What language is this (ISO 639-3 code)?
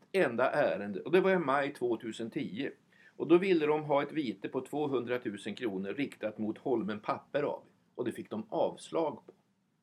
swe